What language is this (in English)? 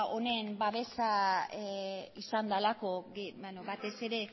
Basque